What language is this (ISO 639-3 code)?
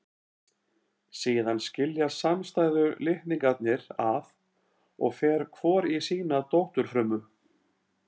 isl